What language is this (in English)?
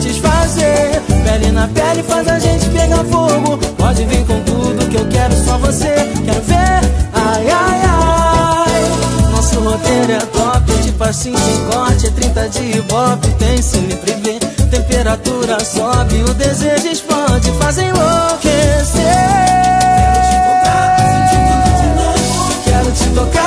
Romanian